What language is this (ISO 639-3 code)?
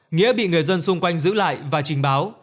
vie